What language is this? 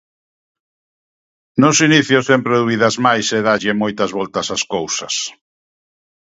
Galician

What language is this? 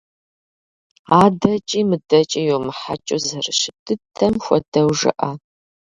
Kabardian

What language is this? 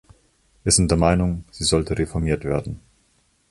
German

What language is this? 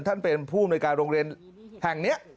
Thai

